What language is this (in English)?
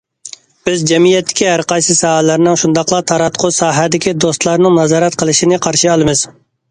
Uyghur